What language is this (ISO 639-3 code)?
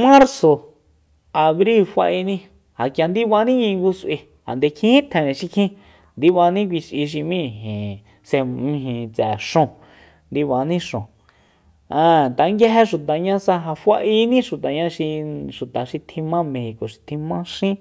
vmp